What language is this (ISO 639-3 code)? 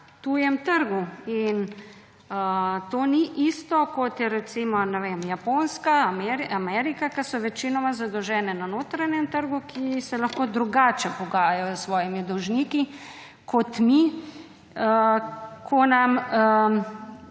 slv